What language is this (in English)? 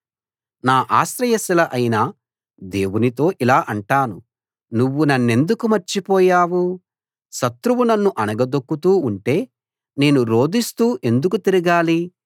Telugu